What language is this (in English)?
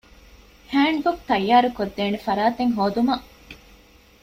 Divehi